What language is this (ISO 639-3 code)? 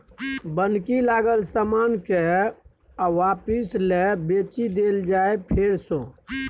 mai